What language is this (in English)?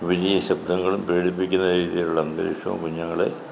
Malayalam